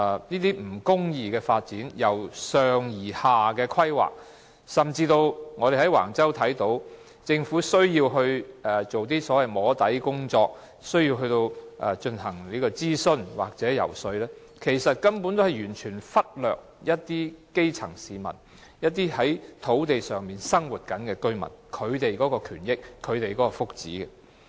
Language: Cantonese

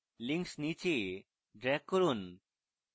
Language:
Bangla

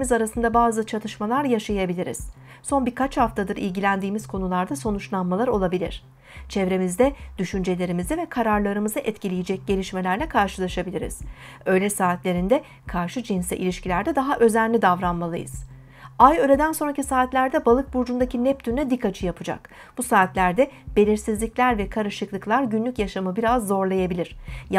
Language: Turkish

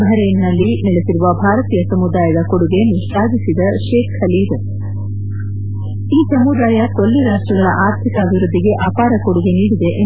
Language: Kannada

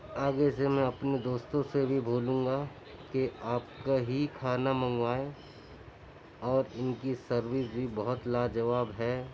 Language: Urdu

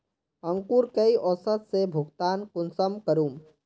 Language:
Magahi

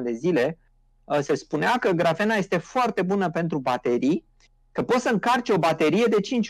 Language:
Romanian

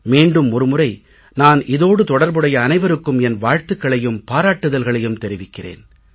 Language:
Tamil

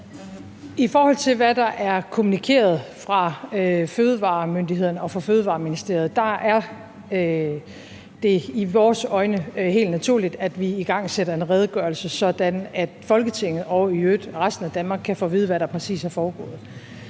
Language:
Danish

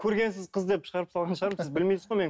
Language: Kazakh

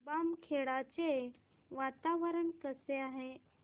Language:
Marathi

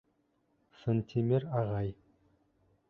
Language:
Bashkir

